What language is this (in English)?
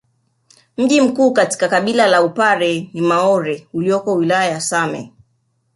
Swahili